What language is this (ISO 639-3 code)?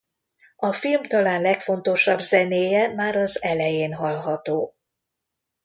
hun